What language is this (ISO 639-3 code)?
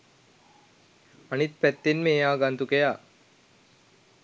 sin